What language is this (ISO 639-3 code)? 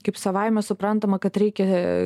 lit